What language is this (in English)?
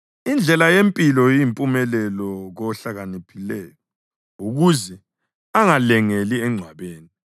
North Ndebele